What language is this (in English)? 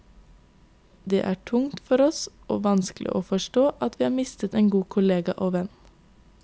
Norwegian